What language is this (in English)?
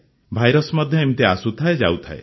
Odia